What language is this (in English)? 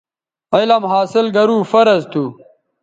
Bateri